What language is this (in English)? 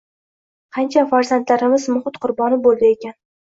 Uzbek